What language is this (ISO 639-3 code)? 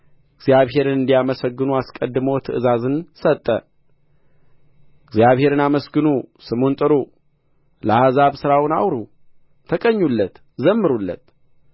amh